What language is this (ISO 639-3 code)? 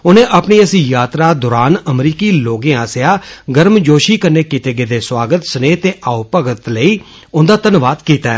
doi